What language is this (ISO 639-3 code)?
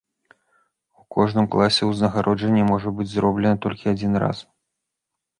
bel